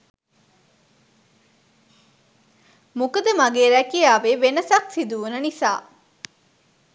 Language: Sinhala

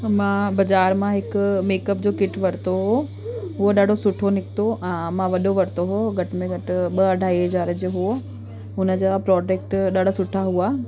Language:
Sindhi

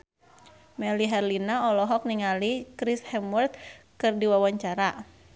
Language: Sundanese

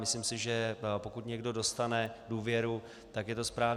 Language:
Czech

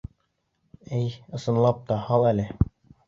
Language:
Bashkir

